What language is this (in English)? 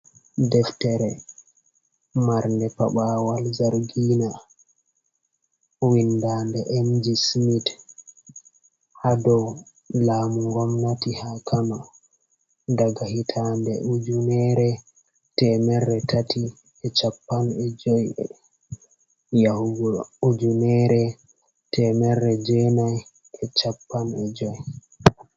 Fula